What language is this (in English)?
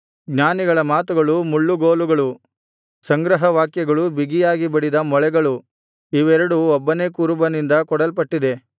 Kannada